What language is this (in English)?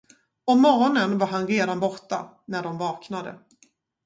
Swedish